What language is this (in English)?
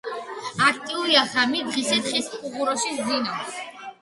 Georgian